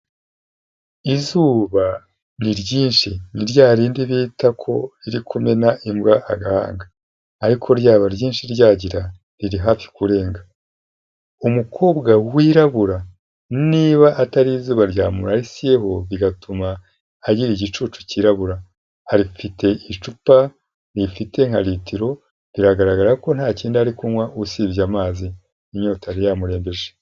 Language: Kinyarwanda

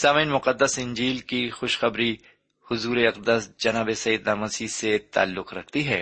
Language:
Urdu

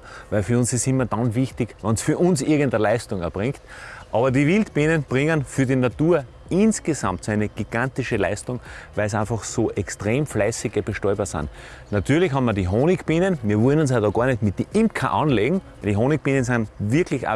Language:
German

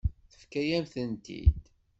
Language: Kabyle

